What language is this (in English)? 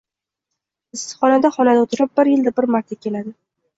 Uzbek